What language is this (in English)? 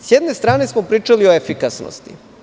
Serbian